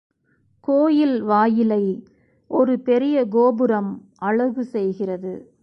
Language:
Tamil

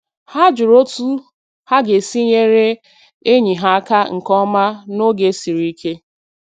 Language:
Igbo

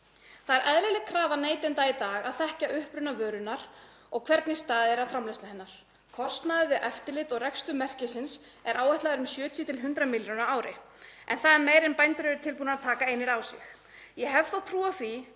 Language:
Icelandic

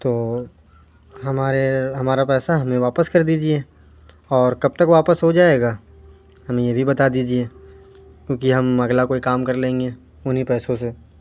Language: Urdu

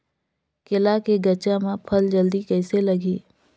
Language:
Chhattisgarhi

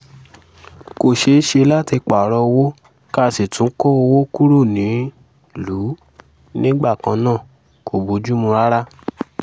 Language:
Yoruba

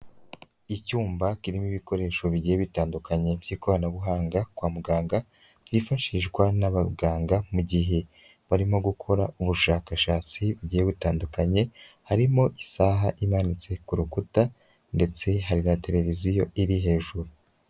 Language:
Kinyarwanda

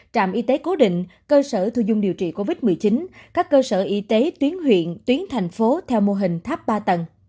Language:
Vietnamese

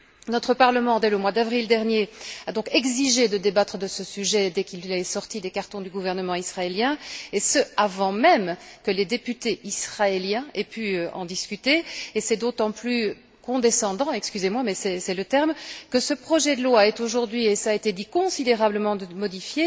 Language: French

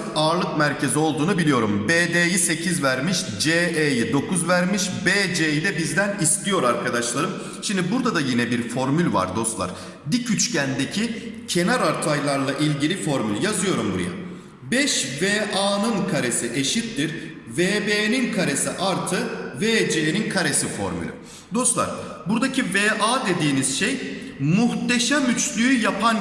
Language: Turkish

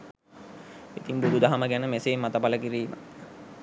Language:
Sinhala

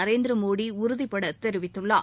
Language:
Tamil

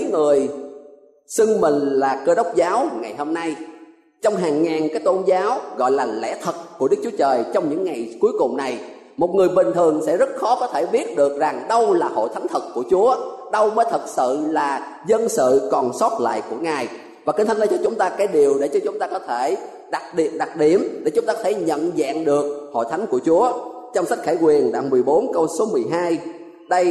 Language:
Vietnamese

